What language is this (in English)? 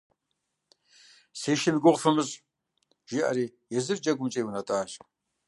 Kabardian